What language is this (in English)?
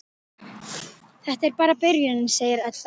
Icelandic